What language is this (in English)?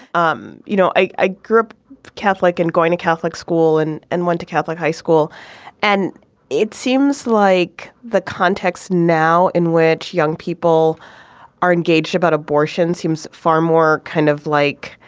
English